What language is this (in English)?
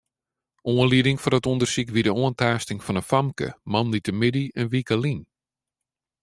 Western Frisian